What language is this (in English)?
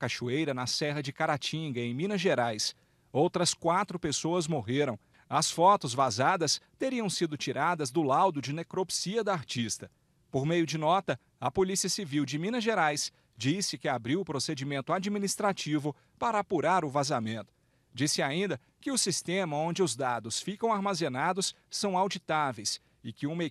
Portuguese